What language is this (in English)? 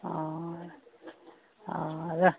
Maithili